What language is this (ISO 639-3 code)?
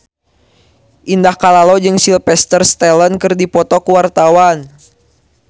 sun